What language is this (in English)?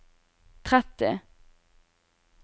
Norwegian